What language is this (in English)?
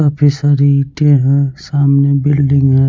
Hindi